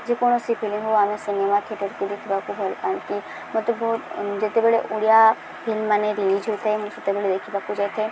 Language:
Odia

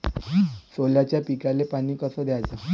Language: Marathi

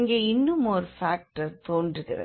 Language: Tamil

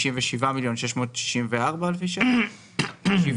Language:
Hebrew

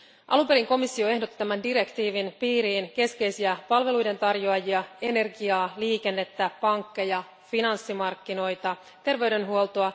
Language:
Finnish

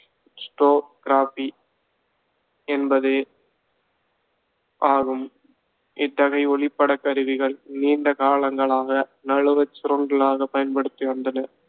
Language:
Tamil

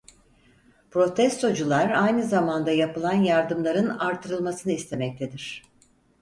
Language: Turkish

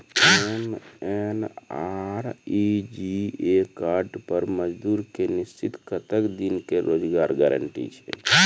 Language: Maithili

